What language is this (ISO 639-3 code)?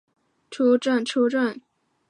zho